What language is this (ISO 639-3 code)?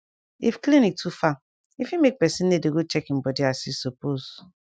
pcm